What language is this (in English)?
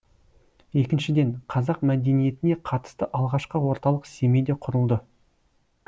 Kazakh